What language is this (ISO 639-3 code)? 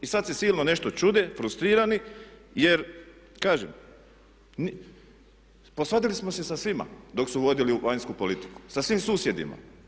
hrv